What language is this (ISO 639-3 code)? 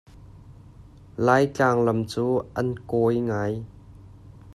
cnh